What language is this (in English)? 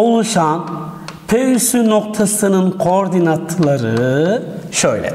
Turkish